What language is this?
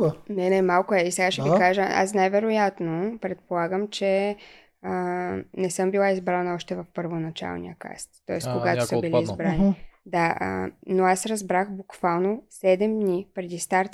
Bulgarian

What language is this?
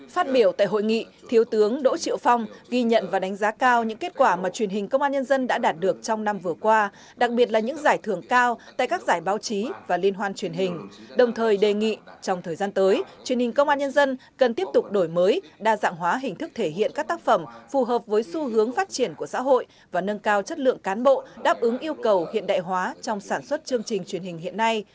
Vietnamese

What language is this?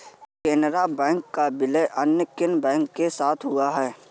Hindi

